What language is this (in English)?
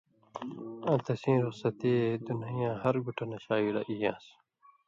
Indus Kohistani